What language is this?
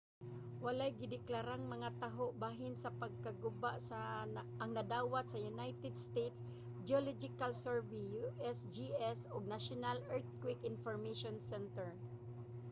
Cebuano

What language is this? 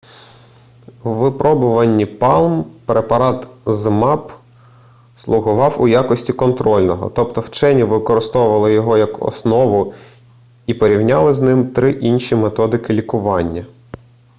Ukrainian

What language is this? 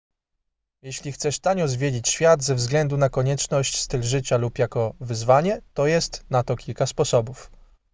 Polish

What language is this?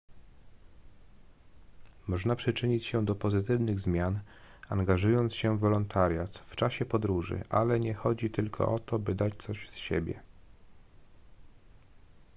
Polish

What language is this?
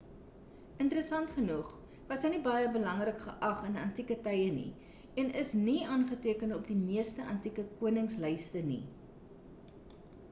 Afrikaans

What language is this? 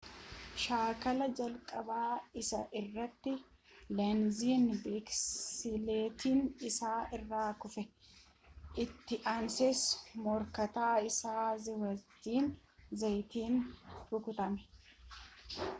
Oromo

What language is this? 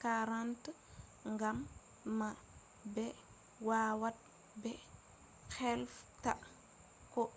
Fula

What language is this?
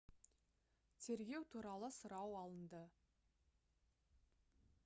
Kazakh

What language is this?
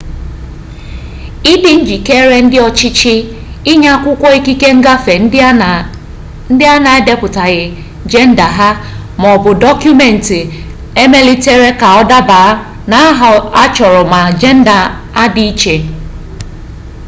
Igbo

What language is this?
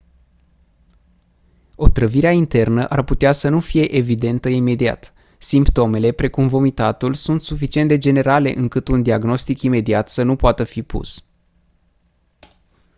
Romanian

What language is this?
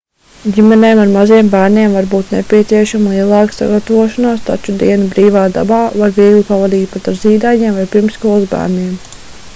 Latvian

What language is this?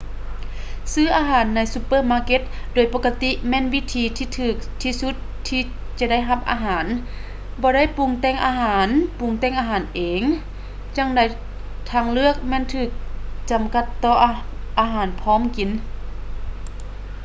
Lao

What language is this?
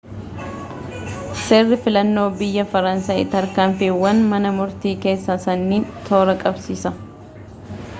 Oromo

